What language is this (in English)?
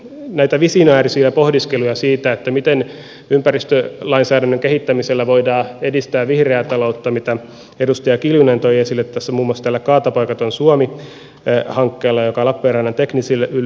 Finnish